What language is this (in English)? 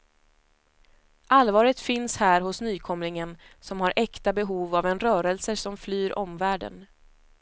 Swedish